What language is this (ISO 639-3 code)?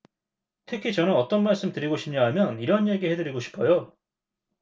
kor